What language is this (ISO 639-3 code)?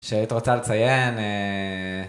heb